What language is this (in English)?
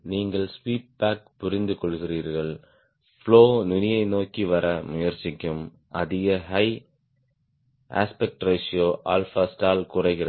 Tamil